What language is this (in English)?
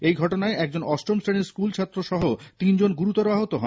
Bangla